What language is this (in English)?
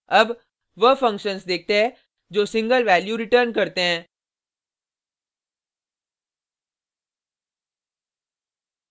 Hindi